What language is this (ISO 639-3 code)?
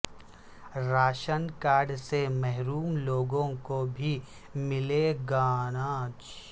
urd